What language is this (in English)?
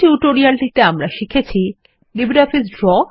Bangla